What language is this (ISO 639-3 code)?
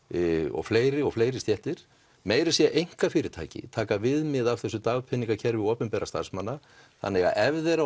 isl